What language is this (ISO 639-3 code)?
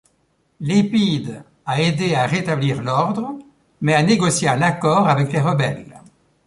fra